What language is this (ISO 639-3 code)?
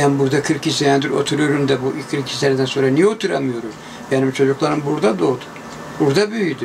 tur